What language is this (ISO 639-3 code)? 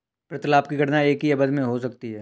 hin